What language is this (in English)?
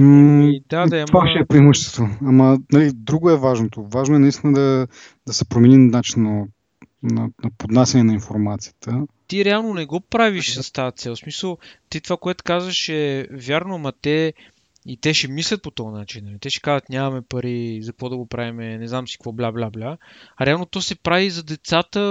Bulgarian